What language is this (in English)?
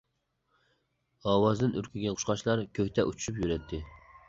Uyghur